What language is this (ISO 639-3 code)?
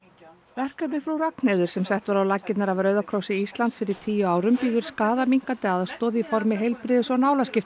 isl